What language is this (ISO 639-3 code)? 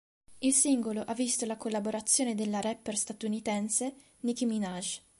ita